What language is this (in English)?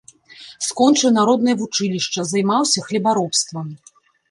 Belarusian